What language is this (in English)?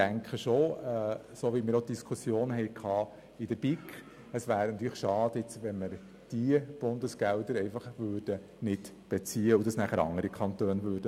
Swiss German